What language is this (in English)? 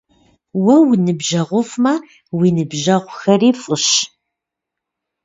Kabardian